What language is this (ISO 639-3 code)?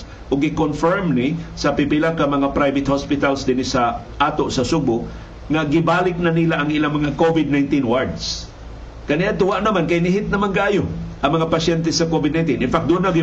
fil